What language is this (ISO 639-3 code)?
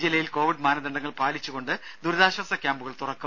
mal